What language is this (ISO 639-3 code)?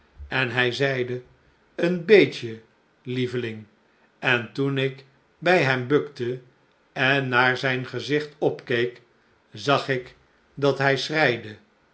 nld